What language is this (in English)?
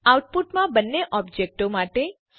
Gujarati